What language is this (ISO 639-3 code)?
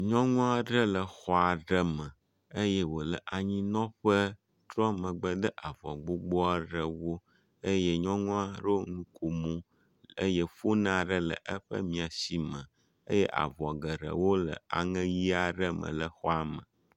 ewe